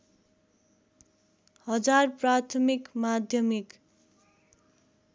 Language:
Nepali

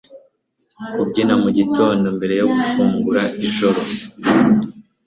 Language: Kinyarwanda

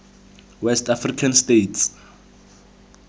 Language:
Tswana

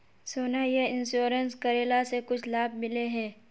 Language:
Magahi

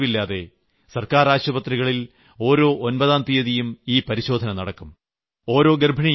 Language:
Malayalam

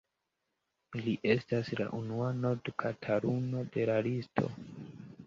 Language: Esperanto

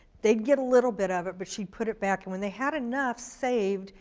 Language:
English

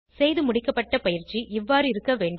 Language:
Tamil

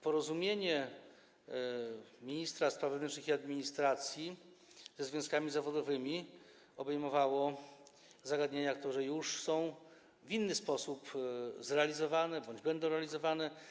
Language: Polish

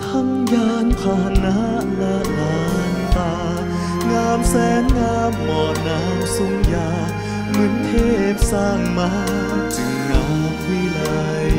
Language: Thai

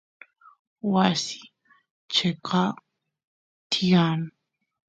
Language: Santiago del Estero Quichua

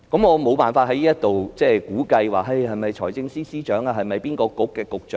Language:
Cantonese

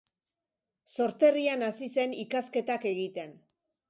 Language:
Basque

